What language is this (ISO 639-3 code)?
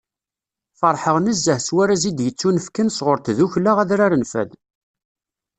kab